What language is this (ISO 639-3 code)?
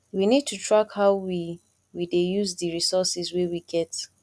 pcm